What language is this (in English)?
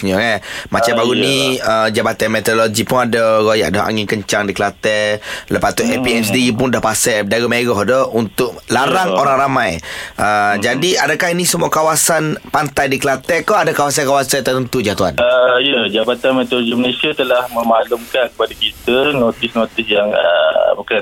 Malay